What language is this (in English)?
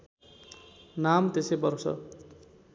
Nepali